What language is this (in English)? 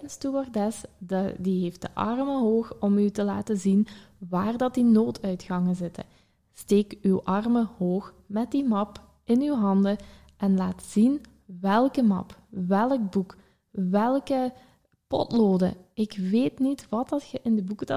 Dutch